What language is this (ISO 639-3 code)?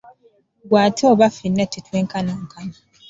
lug